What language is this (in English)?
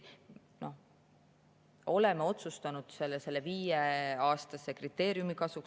Estonian